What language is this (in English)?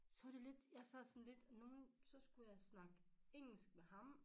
Danish